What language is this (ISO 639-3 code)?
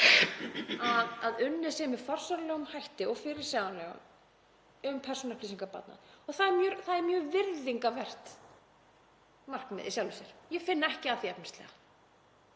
isl